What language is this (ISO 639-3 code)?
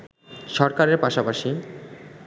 ben